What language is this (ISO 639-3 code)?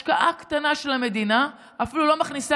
heb